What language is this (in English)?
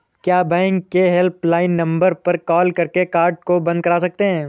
Hindi